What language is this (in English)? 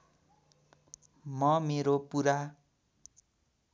Nepali